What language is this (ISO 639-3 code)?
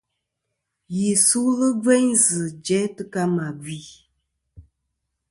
bkm